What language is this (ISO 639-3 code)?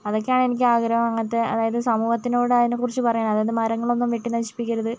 mal